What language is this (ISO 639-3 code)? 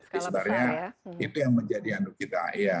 ind